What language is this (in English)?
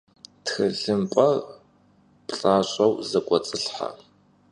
Kabardian